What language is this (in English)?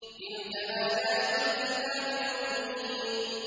Arabic